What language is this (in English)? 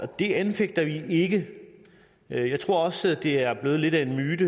Danish